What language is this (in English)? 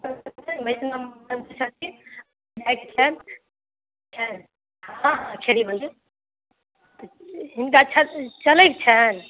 Maithili